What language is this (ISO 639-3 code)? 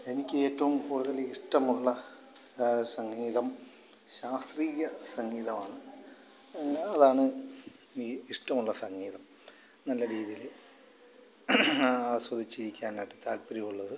mal